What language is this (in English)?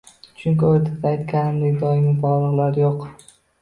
Uzbek